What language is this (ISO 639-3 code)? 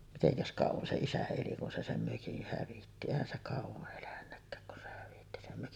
fin